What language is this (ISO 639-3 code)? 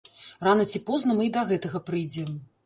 bel